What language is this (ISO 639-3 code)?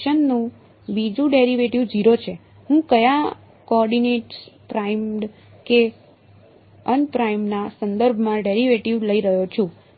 guj